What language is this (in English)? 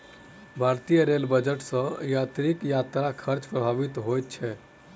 Maithili